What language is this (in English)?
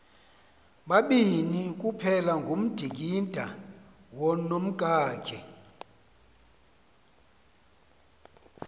Xhosa